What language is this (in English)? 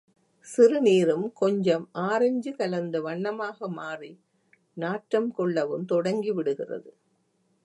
Tamil